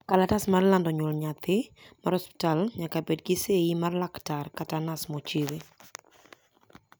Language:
Luo (Kenya and Tanzania)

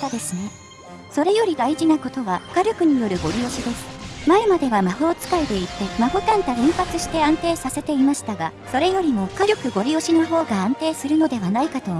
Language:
Japanese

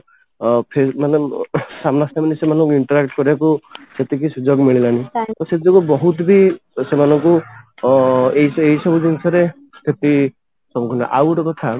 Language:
Odia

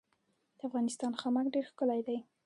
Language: Pashto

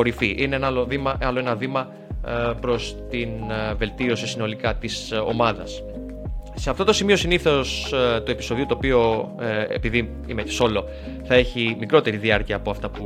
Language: Greek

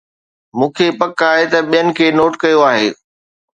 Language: Sindhi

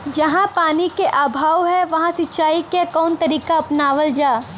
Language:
Bhojpuri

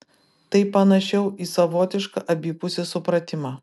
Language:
Lithuanian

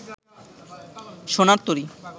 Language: Bangla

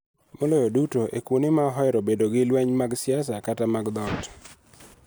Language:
Luo (Kenya and Tanzania)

